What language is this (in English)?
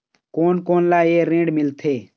Chhattisgarhi